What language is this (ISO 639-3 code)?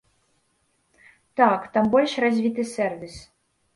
bel